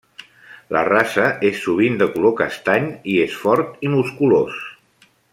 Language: Catalan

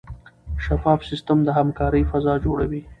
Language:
Pashto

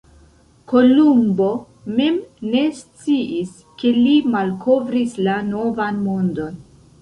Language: Esperanto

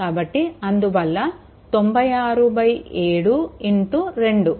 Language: Telugu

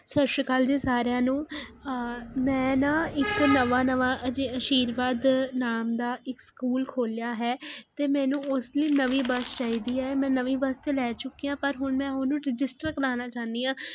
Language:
Punjabi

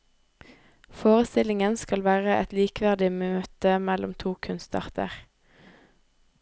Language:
Norwegian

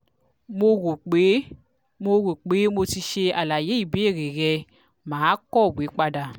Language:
Yoruba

